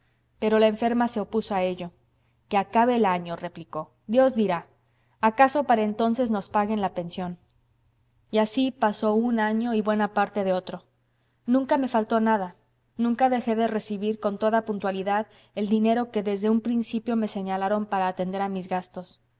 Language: Spanish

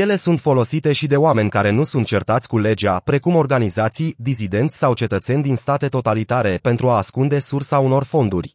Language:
Romanian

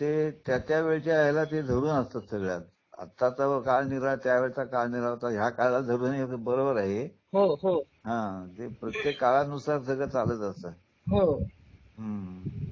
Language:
Marathi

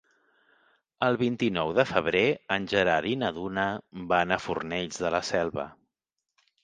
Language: Catalan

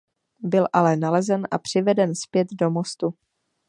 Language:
Czech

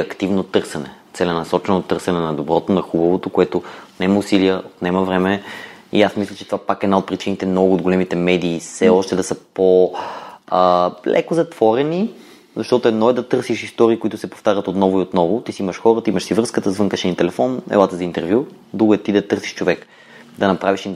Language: Bulgarian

